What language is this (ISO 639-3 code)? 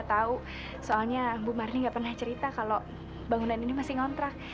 ind